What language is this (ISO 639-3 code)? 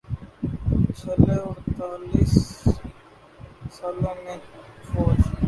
urd